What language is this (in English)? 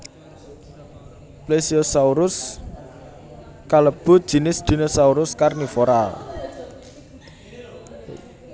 Javanese